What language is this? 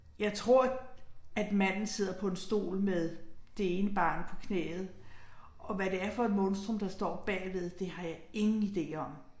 Danish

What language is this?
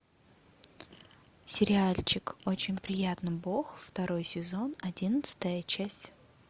Russian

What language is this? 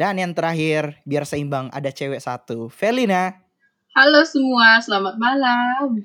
Indonesian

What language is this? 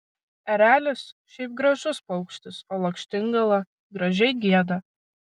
Lithuanian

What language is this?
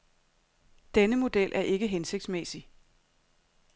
Danish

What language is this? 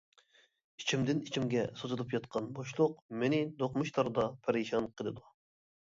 Uyghur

